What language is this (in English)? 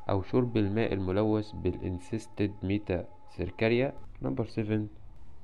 Arabic